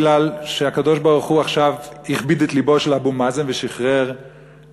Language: Hebrew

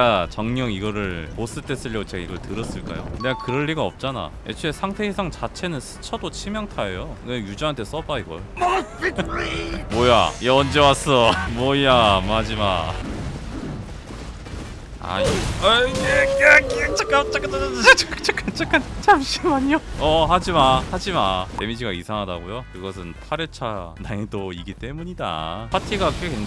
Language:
Korean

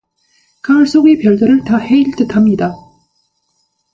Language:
Korean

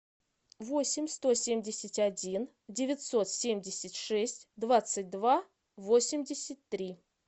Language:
Russian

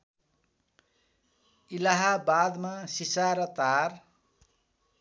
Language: Nepali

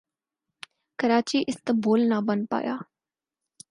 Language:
Urdu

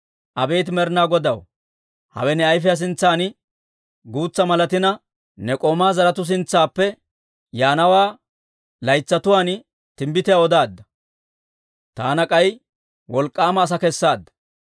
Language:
Dawro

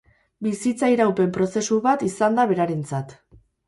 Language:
Basque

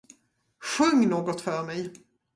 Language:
Swedish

